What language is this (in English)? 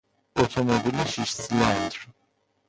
Persian